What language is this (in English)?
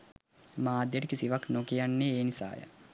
Sinhala